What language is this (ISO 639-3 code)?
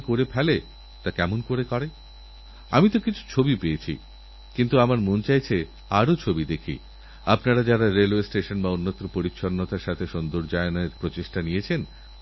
ben